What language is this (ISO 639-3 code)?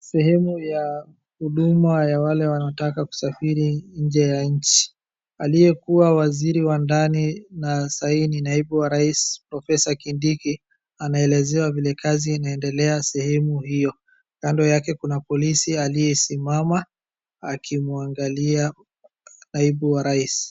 swa